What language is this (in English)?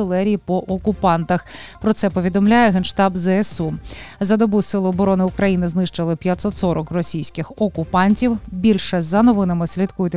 Ukrainian